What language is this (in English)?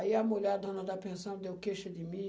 Portuguese